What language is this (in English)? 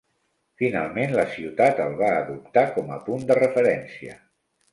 Catalan